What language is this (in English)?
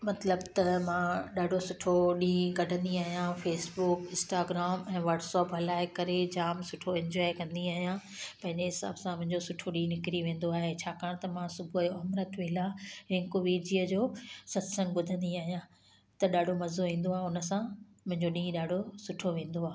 Sindhi